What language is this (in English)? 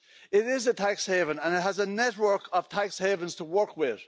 English